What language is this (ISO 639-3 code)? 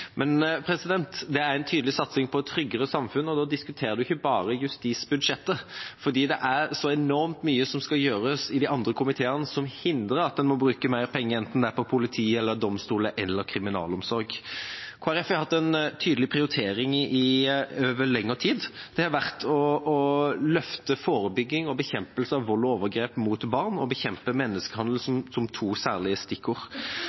nob